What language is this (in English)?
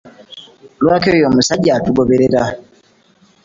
Ganda